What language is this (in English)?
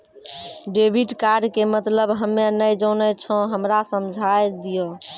Maithili